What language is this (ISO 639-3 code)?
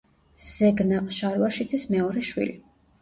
kat